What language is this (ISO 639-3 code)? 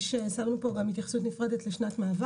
heb